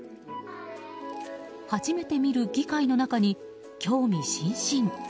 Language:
Japanese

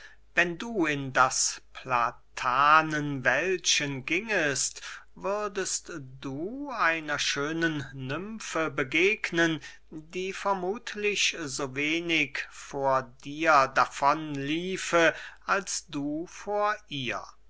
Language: German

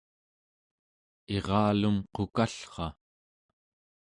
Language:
Central Yupik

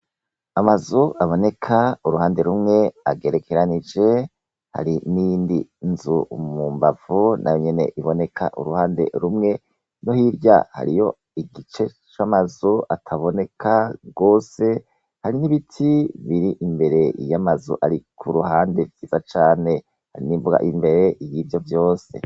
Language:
Rundi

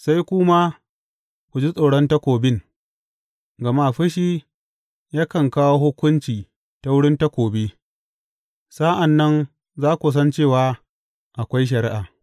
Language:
Hausa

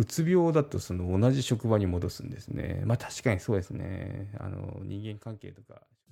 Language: Japanese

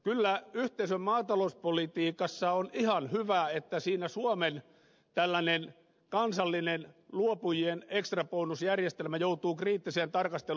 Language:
Finnish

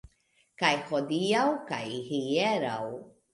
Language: Esperanto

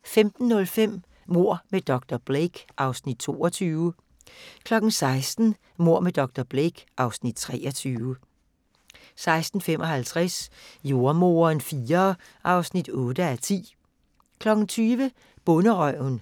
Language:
Danish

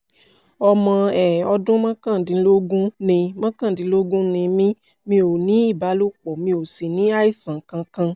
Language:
Yoruba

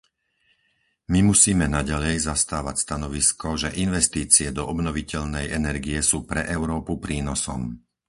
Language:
Slovak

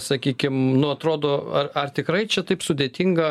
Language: Lithuanian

